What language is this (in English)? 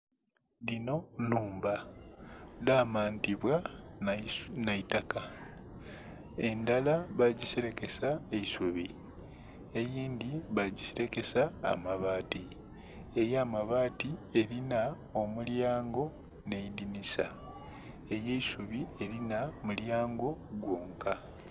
Soga